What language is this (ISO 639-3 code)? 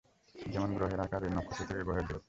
ben